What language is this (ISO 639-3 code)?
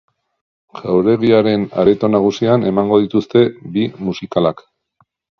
eus